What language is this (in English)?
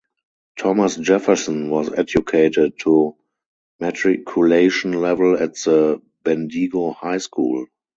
English